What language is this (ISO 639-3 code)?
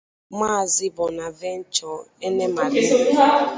ibo